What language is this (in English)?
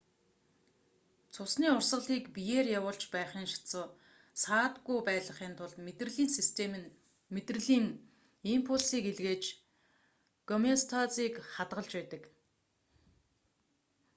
Mongolian